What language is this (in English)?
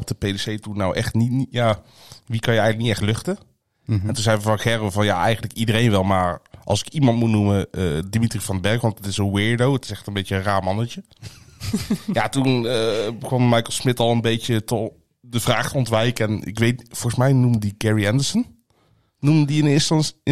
Dutch